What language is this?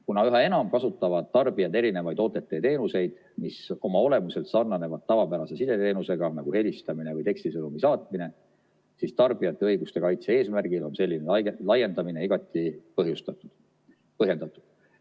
Estonian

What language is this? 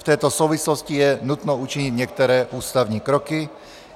Czech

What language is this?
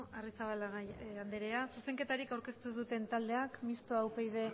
Basque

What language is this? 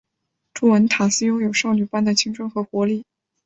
Chinese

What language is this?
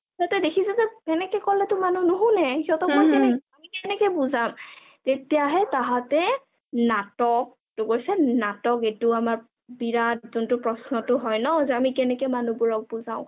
Assamese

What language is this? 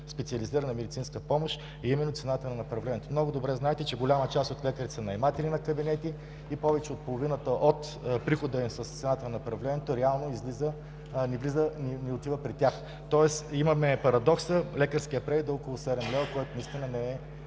Bulgarian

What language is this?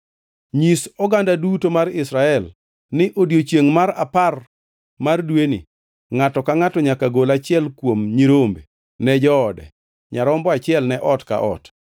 Luo (Kenya and Tanzania)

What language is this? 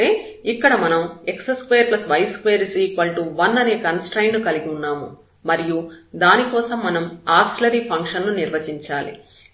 Telugu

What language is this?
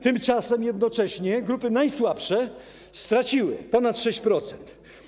Polish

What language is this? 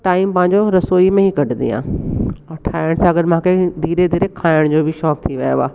Sindhi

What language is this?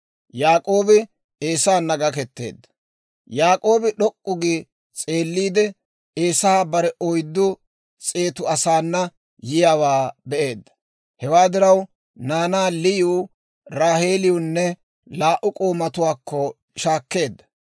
Dawro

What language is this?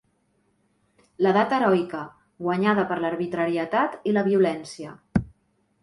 Catalan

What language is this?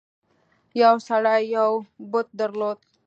Pashto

